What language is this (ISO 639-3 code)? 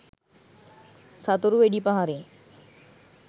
sin